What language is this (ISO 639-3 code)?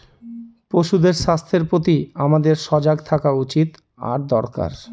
ben